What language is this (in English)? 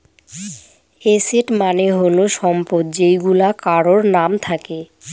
Bangla